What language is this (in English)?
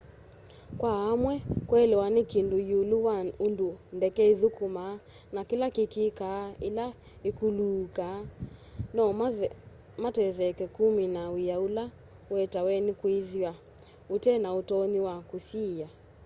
Kamba